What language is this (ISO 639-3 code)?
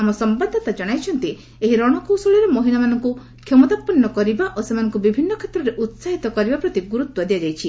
ori